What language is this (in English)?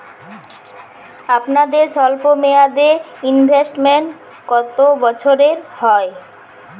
Bangla